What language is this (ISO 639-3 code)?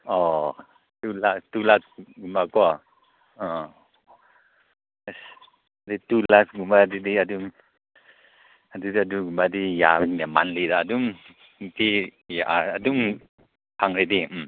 mni